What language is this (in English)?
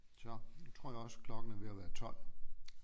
Danish